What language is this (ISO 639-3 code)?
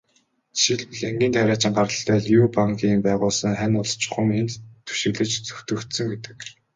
mon